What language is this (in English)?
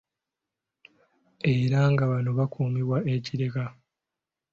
Ganda